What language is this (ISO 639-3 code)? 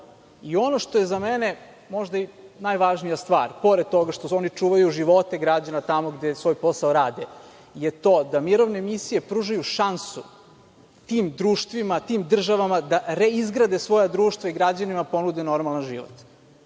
srp